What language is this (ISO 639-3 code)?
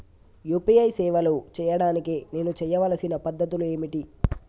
tel